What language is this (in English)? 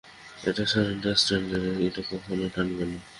Bangla